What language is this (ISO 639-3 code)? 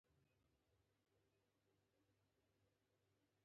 pus